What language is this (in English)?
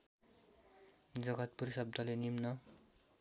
Nepali